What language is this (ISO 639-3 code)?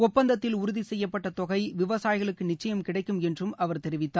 tam